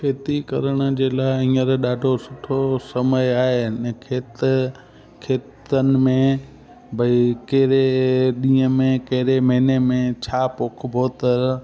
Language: Sindhi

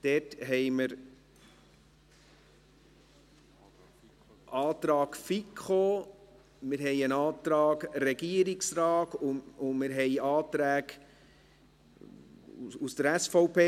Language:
Swiss German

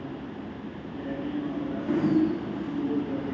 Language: Gujarati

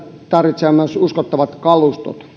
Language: Finnish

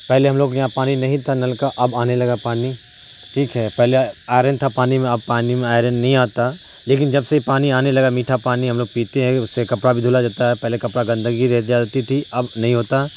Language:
Urdu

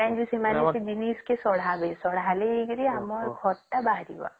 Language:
Odia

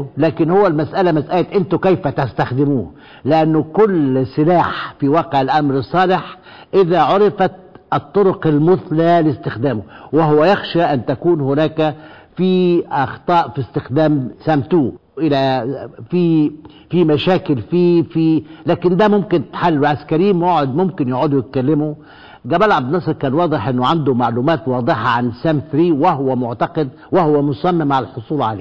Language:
Arabic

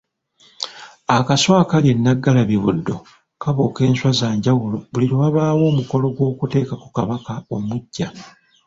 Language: Ganda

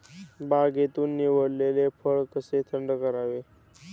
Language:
Marathi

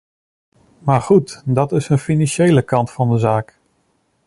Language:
Dutch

